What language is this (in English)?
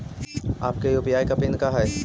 Magahi